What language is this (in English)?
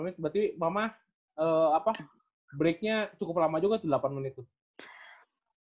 Indonesian